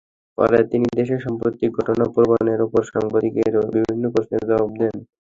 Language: Bangla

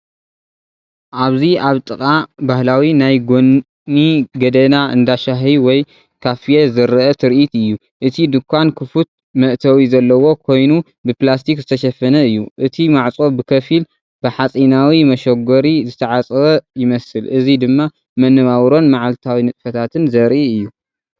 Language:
Tigrinya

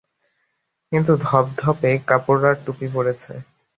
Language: Bangla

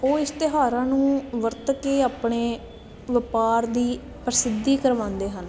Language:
Punjabi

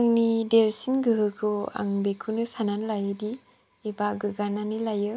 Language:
Bodo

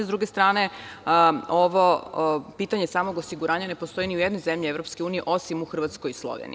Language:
Serbian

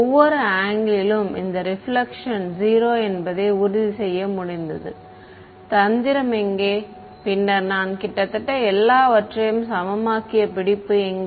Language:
Tamil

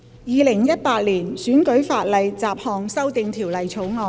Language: Cantonese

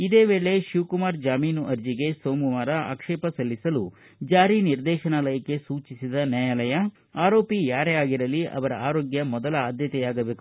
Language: Kannada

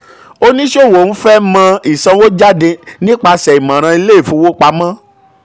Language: Yoruba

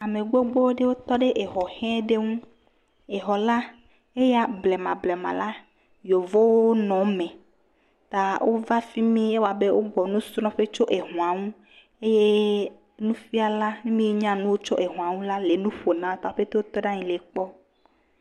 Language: Ewe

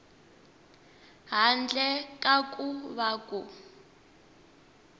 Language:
Tsonga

